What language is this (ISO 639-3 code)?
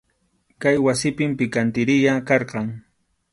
qxu